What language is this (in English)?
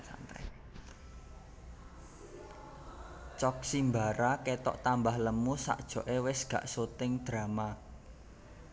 Javanese